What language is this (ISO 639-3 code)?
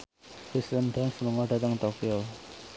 jav